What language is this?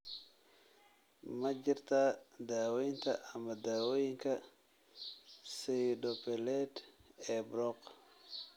Somali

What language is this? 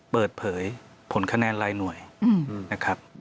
Thai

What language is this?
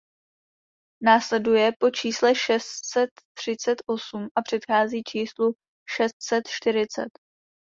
Czech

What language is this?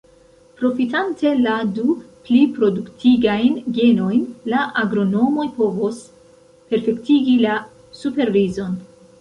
Esperanto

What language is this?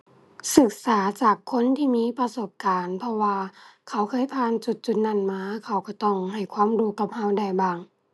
Thai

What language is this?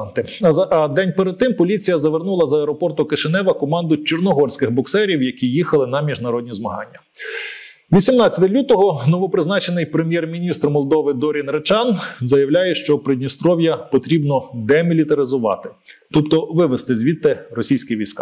Ukrainian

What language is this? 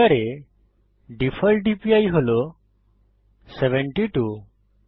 Bangla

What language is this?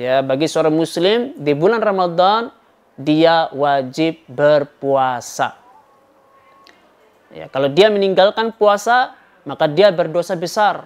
Indonesian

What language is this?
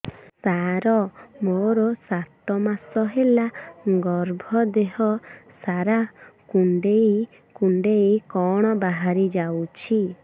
Odia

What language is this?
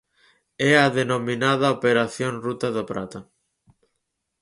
Galician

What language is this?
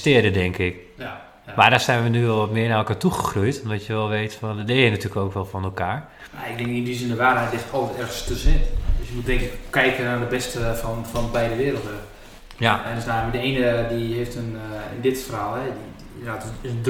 Dutch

